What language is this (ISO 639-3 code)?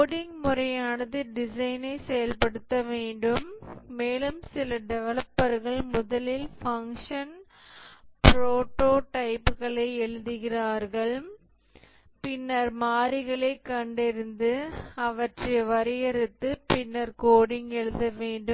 tam